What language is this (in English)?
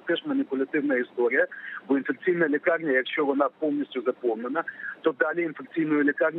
Ukrainian